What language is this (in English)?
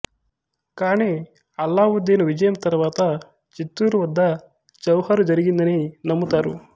Telugu